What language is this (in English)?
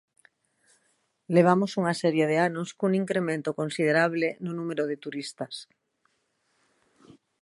Galician